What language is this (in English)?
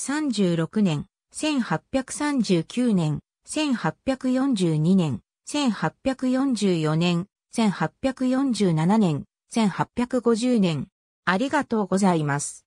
Japanese